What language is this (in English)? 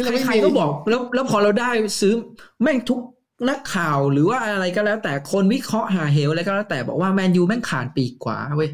Thai